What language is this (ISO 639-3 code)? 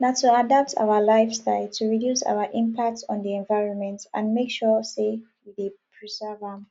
pcm